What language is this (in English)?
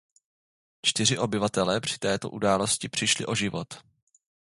Czech